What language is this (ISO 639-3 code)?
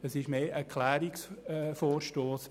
gsw